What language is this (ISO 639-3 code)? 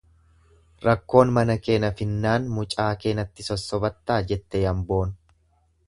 orm